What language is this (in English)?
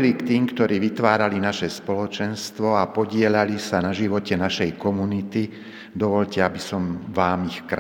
Slovak